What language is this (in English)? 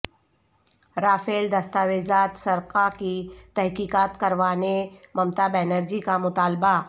Urdu